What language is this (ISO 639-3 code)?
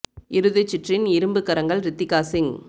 tam